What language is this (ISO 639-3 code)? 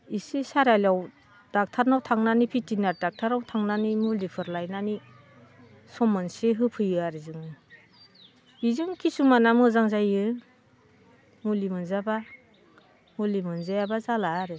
brx